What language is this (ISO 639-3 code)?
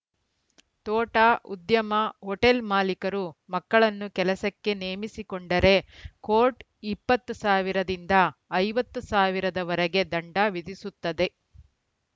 kan